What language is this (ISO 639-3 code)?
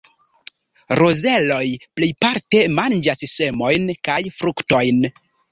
epo